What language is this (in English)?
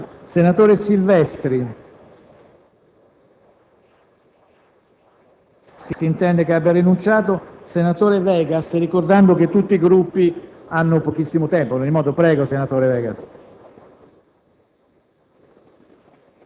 Italian